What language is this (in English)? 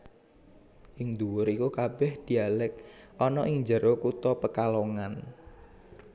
Javanese